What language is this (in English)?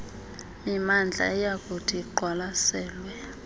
Xhosa